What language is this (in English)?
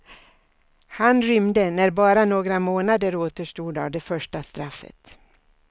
Swedish